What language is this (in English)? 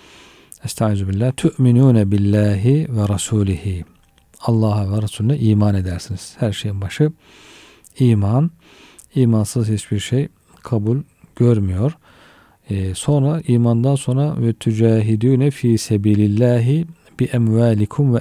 Turkish